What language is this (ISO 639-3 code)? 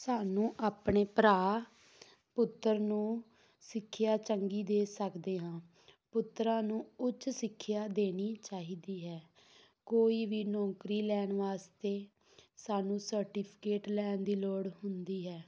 pan